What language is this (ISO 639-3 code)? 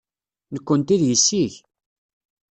kab